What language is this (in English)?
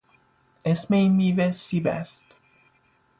Persian